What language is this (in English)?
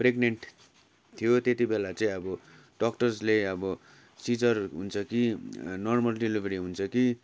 Nepali